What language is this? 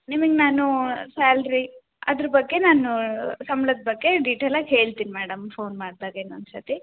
Kannada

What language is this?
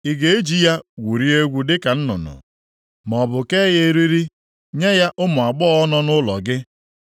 Igbo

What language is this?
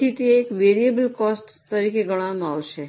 Gujarati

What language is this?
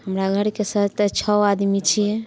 Maithili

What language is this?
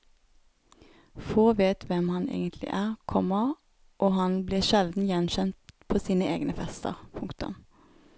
Norwegian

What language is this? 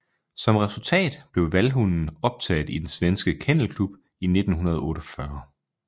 Danish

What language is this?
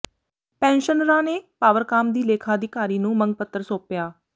Punjabi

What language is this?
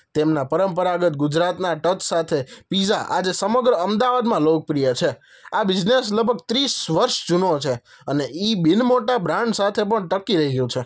Gujarati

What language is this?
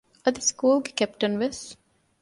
Divehi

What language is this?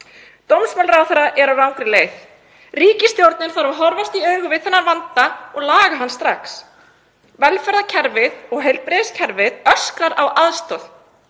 Icelandic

